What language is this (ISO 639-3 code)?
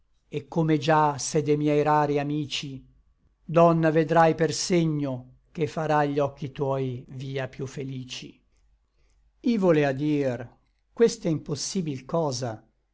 ita